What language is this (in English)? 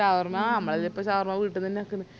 Malayalam